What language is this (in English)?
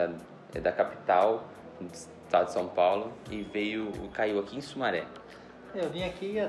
Portuguese